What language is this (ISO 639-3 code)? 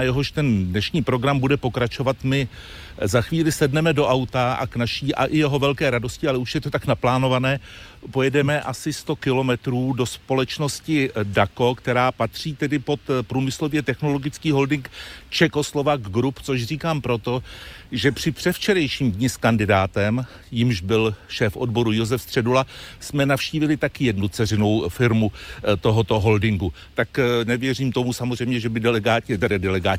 ces